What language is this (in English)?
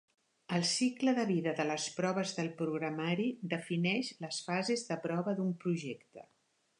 Catalan